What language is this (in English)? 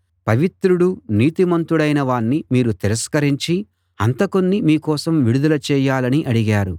Telugu